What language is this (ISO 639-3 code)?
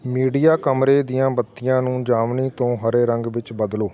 pan